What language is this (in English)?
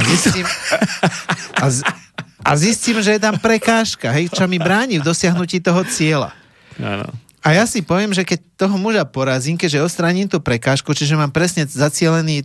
Slovak